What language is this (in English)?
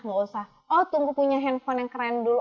Indonesian